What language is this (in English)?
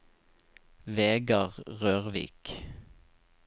Norwegian